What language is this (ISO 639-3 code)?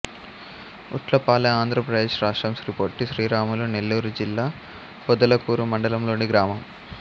tel